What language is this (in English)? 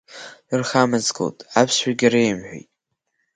Abkhazian